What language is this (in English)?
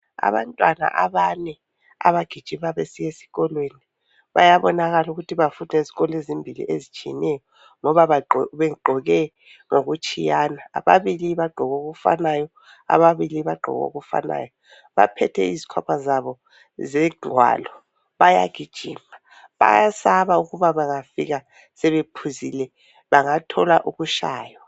North Ndebele